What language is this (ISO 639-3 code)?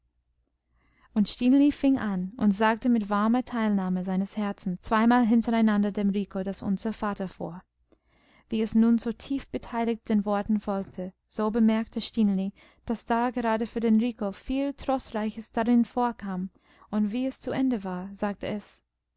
deu